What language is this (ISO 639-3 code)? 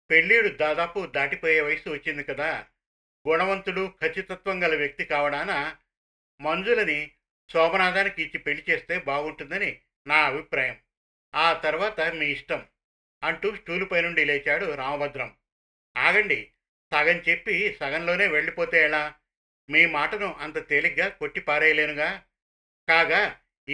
tel